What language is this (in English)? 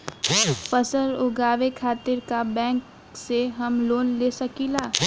Bhojpuri